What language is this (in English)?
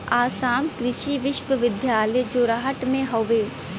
Bhojpuri